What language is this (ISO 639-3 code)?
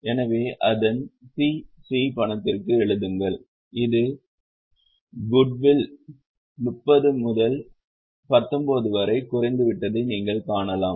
tam